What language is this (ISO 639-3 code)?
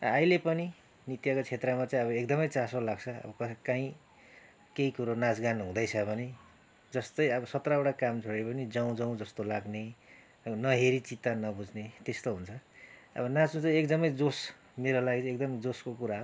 nep